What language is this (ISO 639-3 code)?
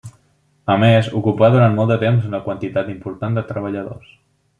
cat